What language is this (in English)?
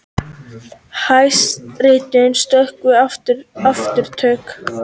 Icelandic